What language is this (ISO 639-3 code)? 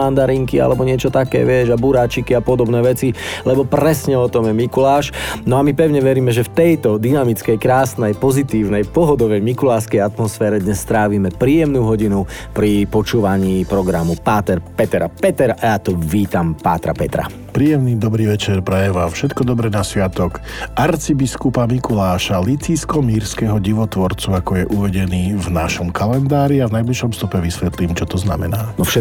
slk